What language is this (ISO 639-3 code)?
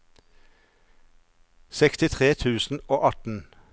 nor